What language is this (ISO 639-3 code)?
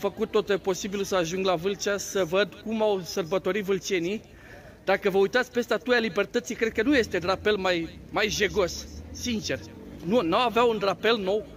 ron